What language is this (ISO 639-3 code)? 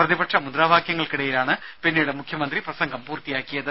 mal